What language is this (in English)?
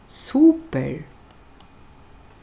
Faroese